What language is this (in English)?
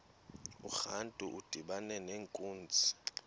Xhosa